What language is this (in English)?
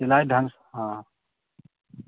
Maithili